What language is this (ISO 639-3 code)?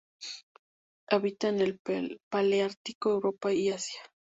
spa